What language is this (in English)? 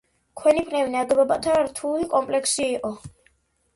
Georgian